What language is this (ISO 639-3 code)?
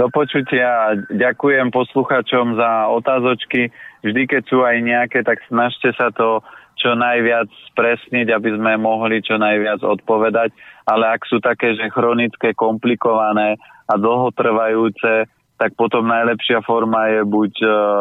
slk